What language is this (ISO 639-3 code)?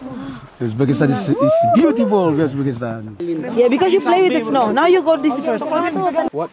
ind